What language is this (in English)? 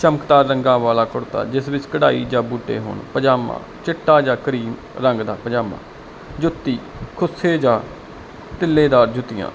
Punjabi